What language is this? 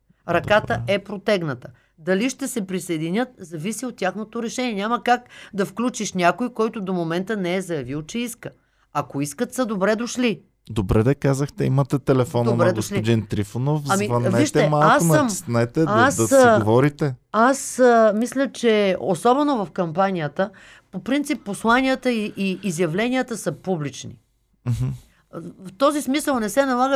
Bulgarian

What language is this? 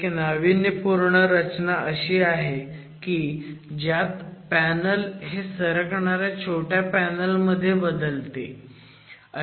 Marathi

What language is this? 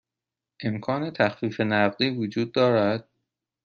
Persian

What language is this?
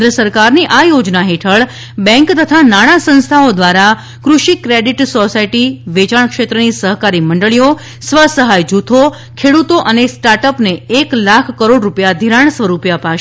Gujarati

